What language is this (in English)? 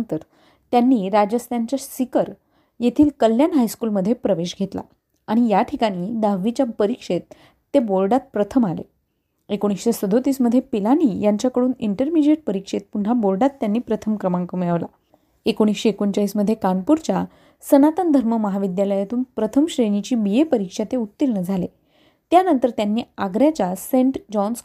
Marathi